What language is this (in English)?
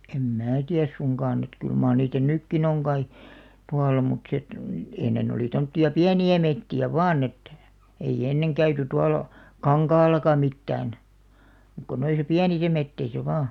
Finnish